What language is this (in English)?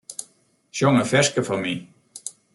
Western Frisian